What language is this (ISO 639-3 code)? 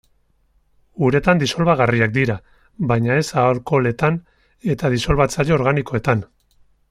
eus